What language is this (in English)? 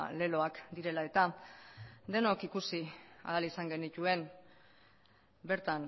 Basque